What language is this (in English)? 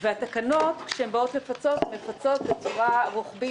Hebrew